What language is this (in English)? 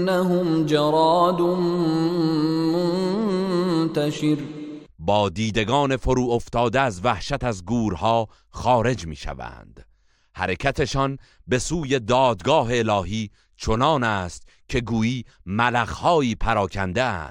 Persian